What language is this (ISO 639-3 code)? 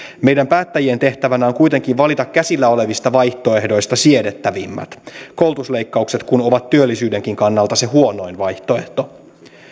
fin